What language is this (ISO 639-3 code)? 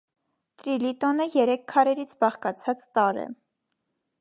hye